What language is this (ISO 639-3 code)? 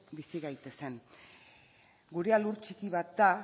eus